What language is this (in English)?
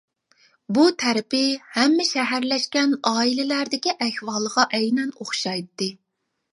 Uyghur